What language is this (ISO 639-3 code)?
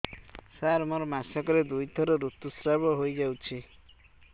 ori